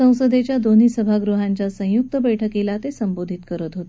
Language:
Marathi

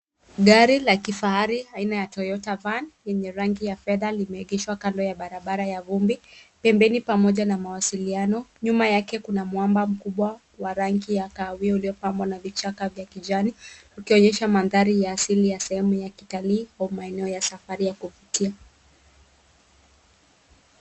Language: Swahili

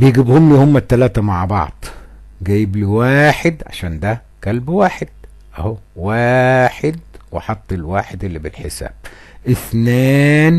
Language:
Arabic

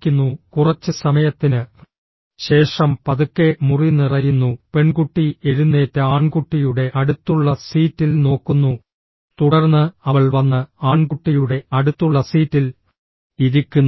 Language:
Malayalam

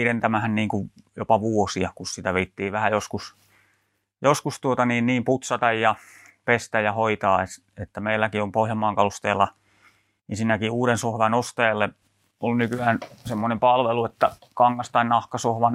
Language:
Finnish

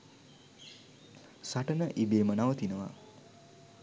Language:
Sinhala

